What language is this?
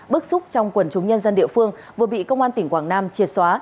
Vietnamese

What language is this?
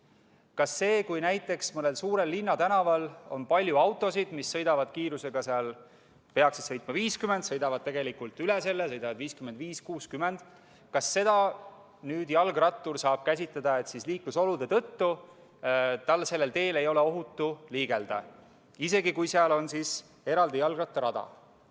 Estonian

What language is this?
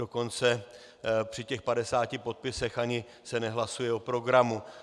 Czech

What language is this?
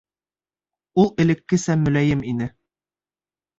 Bashkir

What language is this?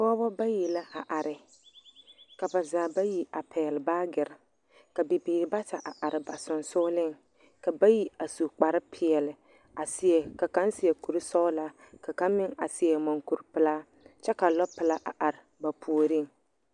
Southern Dagaare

